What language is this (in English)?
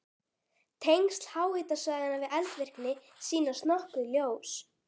Icelandic